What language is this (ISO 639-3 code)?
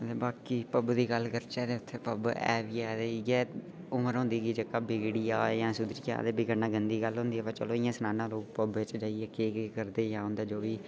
doi